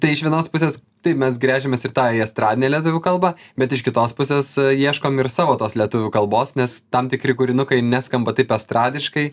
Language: Lithuanian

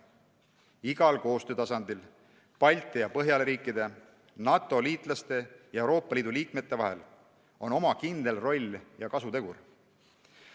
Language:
Estonian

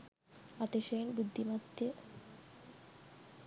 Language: Sinhala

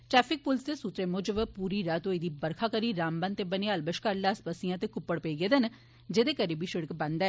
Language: Dogri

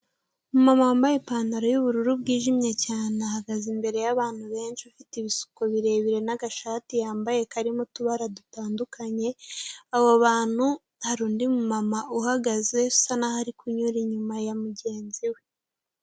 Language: Kinyarwanda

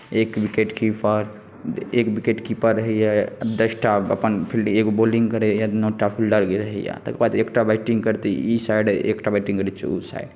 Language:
Maithili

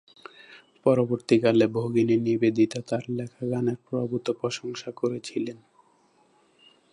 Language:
Bangla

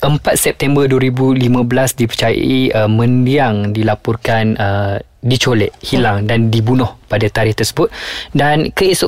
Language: Malay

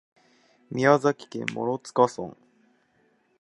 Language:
Japanese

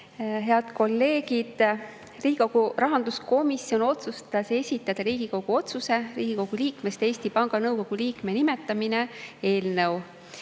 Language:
Estonian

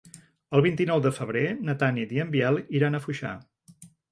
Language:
Catalan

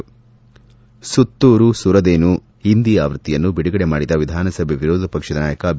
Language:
Kannada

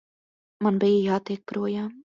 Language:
Latvian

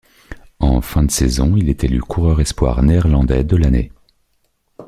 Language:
French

